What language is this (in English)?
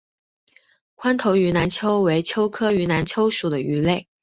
Chinese